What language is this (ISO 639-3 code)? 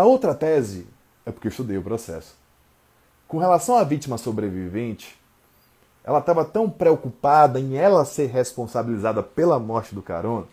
por